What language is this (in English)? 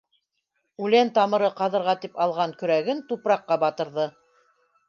Bashkir